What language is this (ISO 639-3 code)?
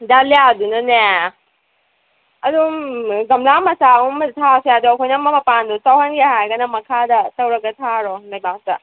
mni